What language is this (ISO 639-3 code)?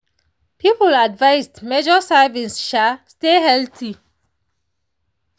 pcm